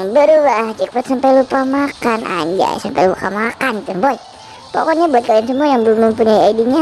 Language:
Indonesian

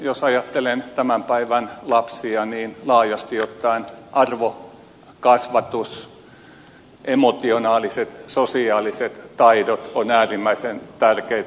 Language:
Finnish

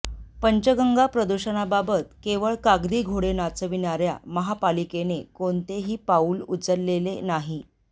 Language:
Marathi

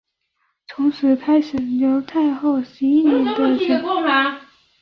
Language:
Chinese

